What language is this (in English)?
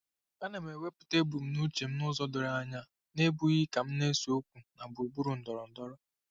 Igbo